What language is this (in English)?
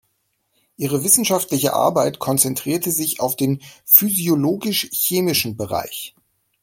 German